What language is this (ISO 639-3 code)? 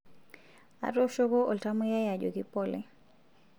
mas